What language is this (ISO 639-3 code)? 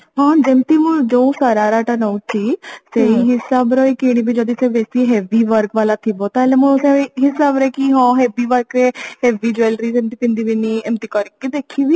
ori